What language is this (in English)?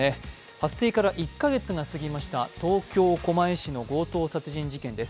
Japanese